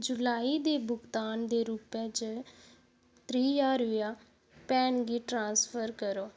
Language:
Dogri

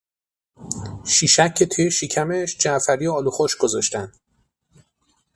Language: Persian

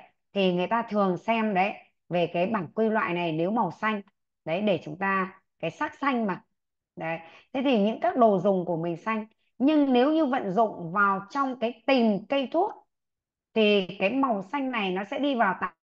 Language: Vietnamese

